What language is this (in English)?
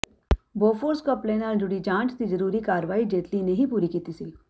Punjabi